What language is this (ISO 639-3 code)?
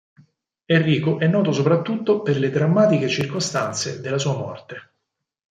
ita